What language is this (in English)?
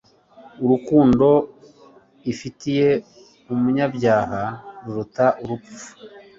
Kinyarwanda